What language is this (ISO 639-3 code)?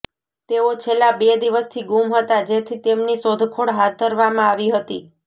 guj